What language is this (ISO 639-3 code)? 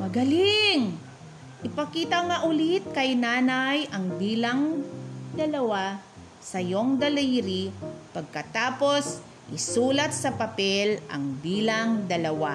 fil